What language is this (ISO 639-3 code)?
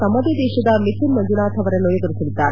kan